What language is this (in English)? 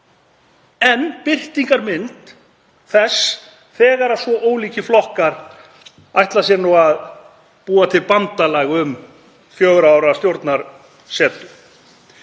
Icelandic